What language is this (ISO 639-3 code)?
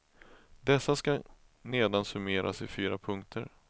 swe